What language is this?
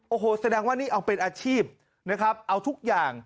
Thai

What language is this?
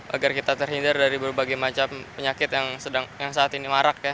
Indonesian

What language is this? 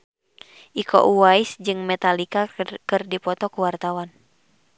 Sundanese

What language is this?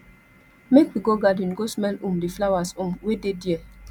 Nigerian Pidgin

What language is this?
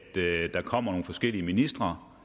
Danish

